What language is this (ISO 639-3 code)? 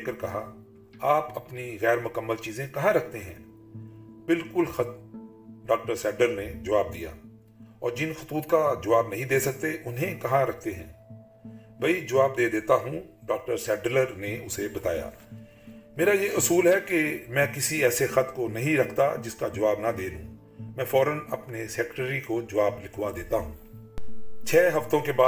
urd